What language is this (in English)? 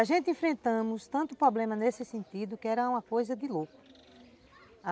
Portuguese